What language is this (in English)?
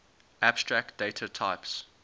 English